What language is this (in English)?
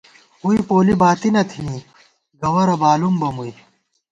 Gawar-Bati